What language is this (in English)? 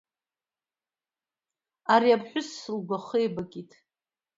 Abkhazian